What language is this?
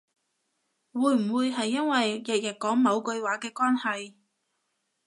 Cantonese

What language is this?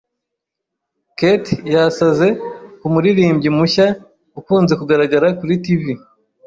Kinyarwanda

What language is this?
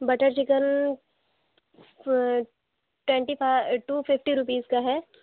Urdu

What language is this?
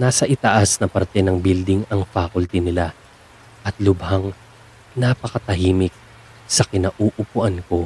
Filipino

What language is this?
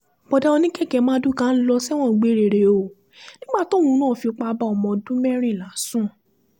Yoruba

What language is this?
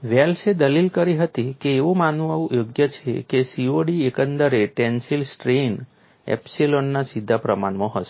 Gujarati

